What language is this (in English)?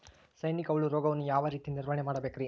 Kannada